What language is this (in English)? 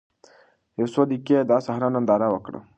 Pashto